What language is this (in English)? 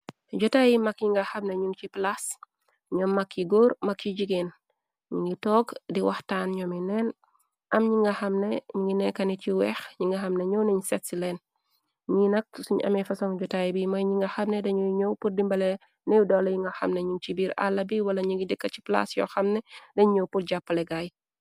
Wolof